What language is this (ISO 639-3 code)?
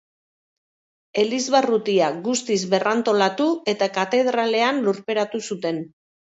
eus